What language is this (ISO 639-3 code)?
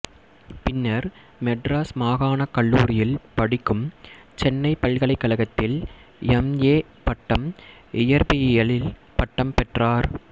tam